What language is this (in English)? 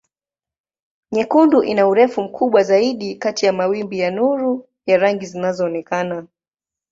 Swahili